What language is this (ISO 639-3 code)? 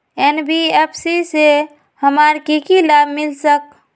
mag